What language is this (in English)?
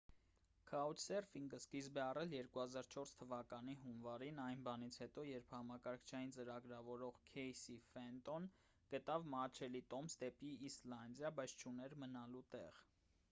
Armenian